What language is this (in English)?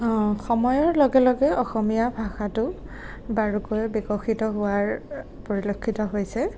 Assamese